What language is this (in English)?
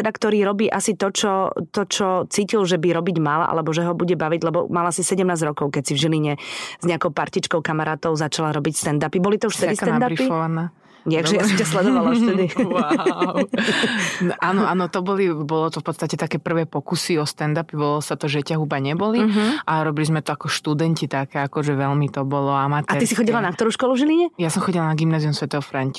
Slovak